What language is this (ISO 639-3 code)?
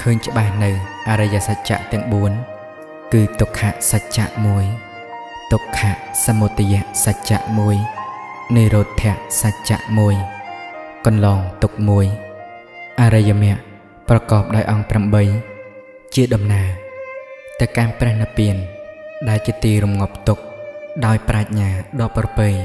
tha